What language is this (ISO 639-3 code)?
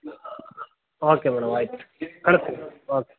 kan